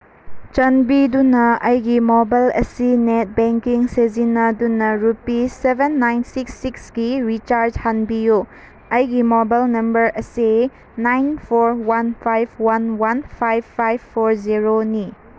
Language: Manipuri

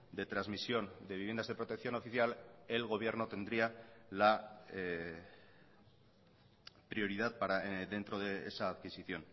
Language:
Spanish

